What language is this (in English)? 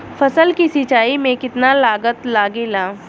Bhojpuri